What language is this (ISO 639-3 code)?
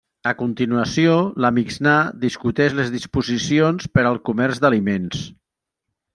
cat